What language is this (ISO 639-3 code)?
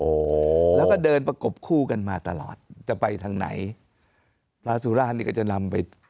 tha